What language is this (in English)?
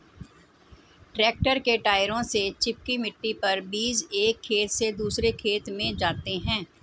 Hindi